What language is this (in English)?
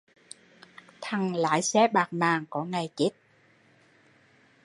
Vietnamese